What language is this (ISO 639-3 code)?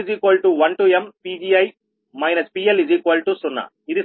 tel